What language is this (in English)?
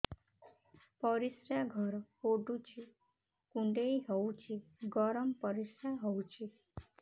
Odia